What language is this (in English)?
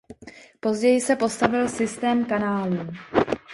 Czech